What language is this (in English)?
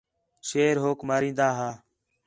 Khetrani